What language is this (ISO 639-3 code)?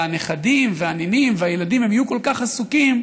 heb